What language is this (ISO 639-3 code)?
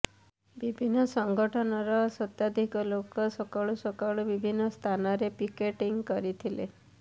ori